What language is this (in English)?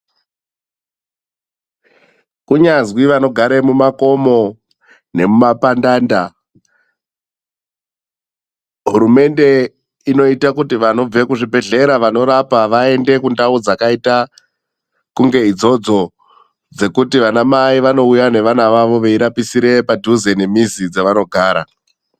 Ndau